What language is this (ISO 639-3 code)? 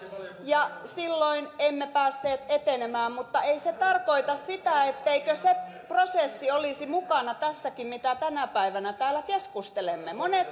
fin